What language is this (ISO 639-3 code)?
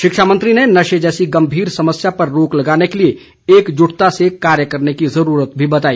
hin